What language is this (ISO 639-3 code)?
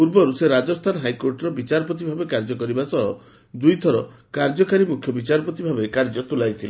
ori